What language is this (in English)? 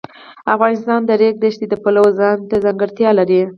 Pashto